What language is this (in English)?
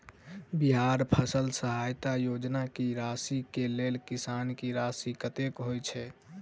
Maithili